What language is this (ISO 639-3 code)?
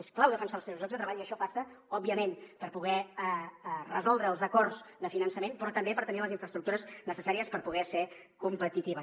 cat